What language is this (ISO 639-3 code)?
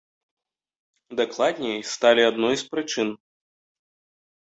bel